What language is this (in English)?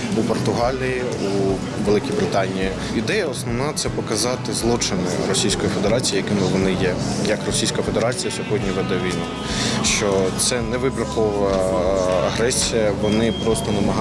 Ukrainian